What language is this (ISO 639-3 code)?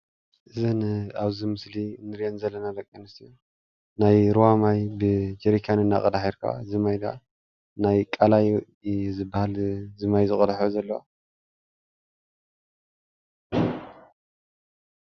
tir